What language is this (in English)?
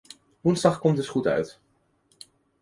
Dutch